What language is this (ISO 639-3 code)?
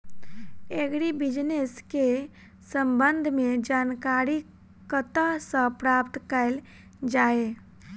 mai